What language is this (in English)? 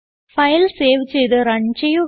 Malayalam